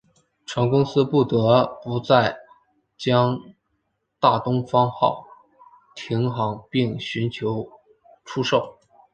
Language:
Chinese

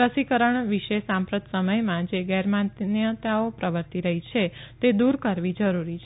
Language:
Gujarati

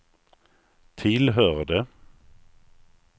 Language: Swedish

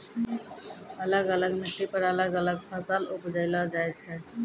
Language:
Maithili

